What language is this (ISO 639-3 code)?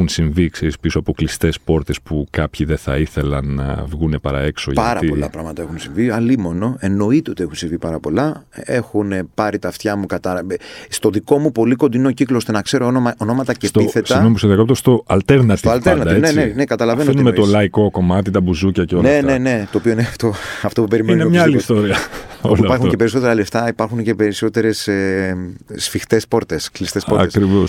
ell